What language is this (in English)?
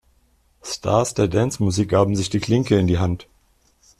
German